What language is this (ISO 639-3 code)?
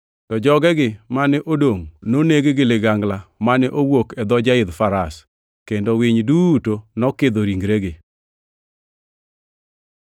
luo